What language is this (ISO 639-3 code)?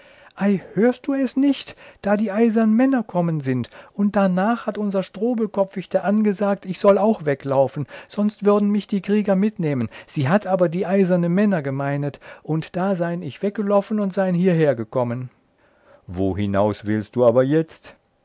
deu